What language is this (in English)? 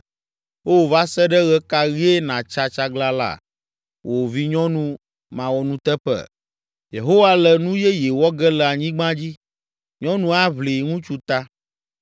Ewe